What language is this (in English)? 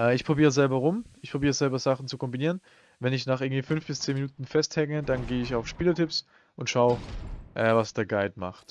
German